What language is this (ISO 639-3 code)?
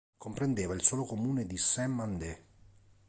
ita